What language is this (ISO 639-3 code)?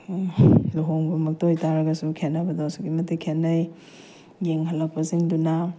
mni